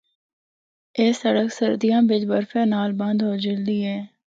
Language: Northern Hindko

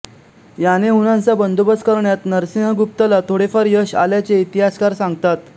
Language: Marathi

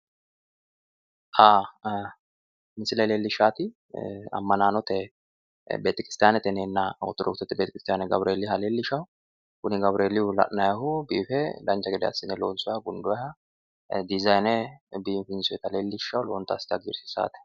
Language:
Sidamo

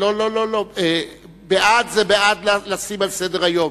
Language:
Hebrew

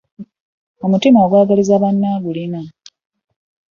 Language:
Ganda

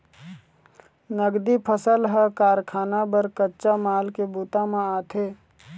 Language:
Chhattisgarhi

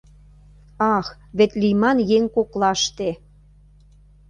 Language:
Mari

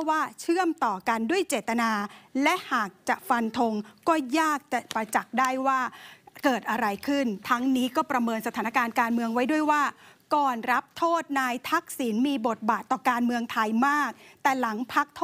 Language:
Thai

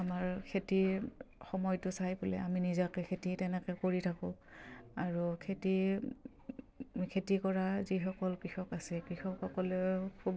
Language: Assamese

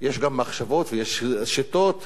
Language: Hebrew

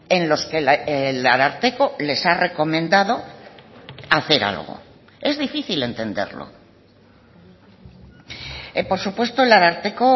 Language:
Spanish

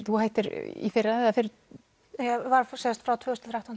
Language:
Icelandic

